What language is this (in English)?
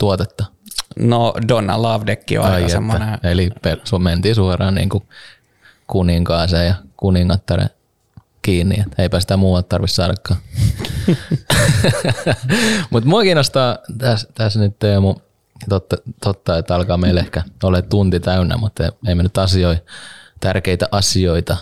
Finnish